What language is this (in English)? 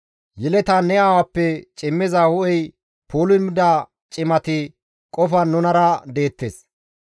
Gamo